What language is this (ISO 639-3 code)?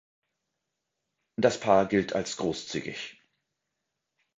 deu